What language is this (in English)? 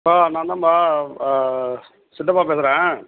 Tamil